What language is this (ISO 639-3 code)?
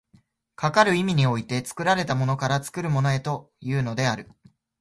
jpn